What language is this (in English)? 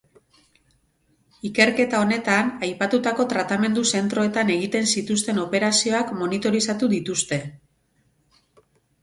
Basque